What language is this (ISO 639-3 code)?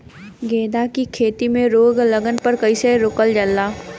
bho